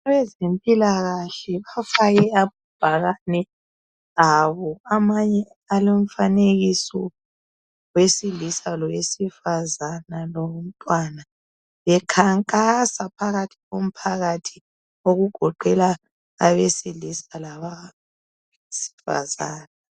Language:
North Ndebele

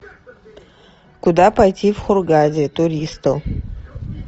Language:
Russian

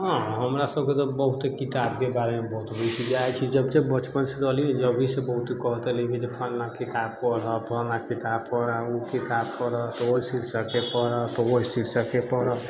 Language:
Maithili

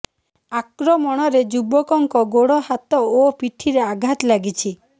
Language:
Odia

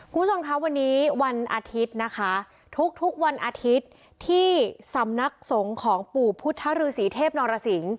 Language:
Thai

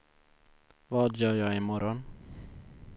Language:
Swedish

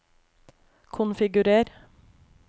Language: Norwegian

